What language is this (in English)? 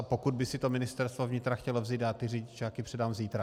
Czech